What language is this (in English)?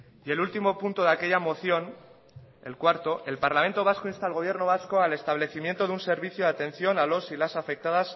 Spanish